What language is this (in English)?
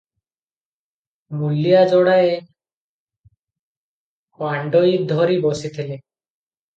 Odia